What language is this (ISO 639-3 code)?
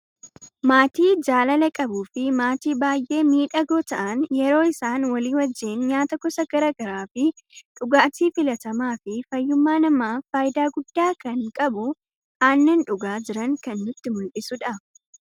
orm